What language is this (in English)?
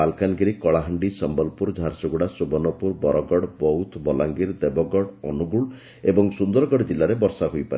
Odia